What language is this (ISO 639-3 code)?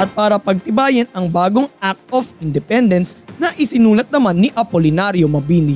fil